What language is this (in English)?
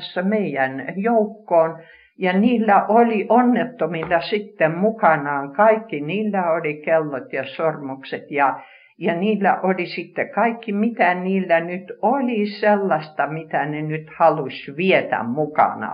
Finnish